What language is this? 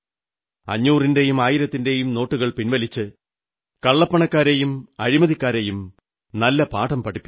Malayalam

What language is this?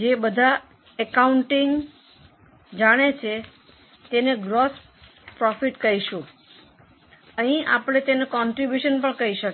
Gujarati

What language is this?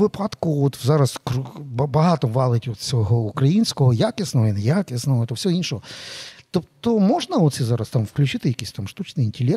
Ukrainian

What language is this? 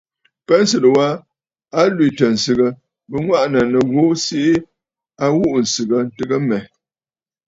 Bafut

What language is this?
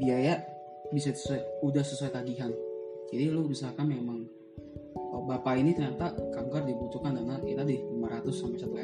Indonesian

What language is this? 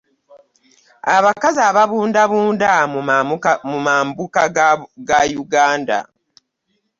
Ganda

